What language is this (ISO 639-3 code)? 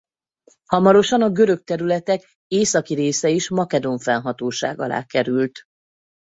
hun